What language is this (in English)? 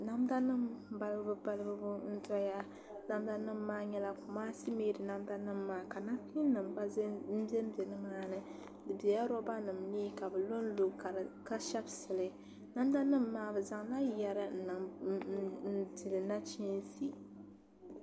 Dagbani